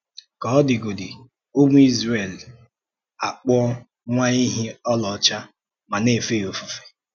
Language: Igbo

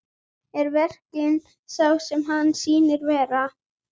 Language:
Icelandic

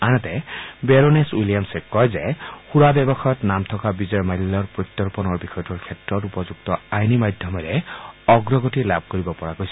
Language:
Assamese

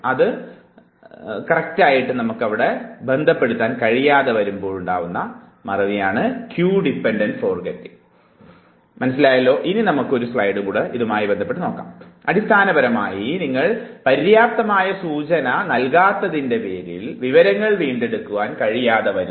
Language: Malayalam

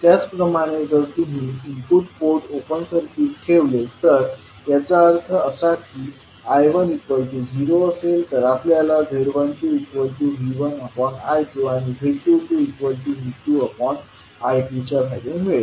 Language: Marathi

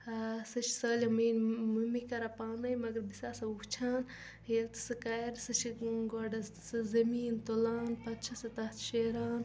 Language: Kashmiri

